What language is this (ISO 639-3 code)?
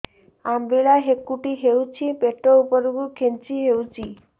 ori